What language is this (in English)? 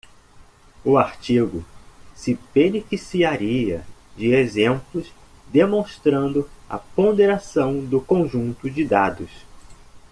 Portuguese